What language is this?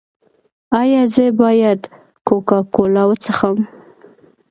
Pashto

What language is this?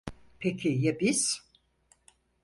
Turkish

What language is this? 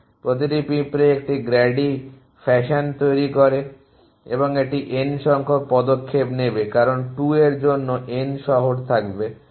Bangla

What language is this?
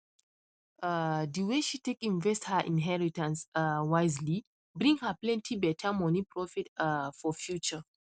Nigerian Pidgin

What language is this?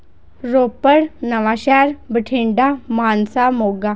Punjabi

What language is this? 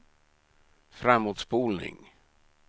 Swedish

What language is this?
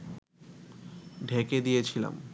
Bangla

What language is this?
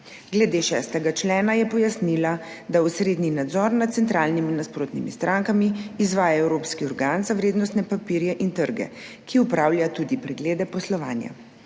Slovenian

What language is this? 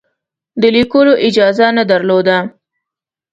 Pashto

